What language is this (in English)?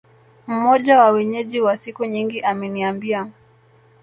Swahili